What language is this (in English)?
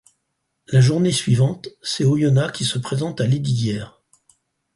French